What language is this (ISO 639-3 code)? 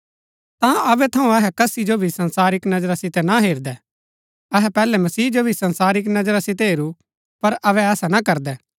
gbk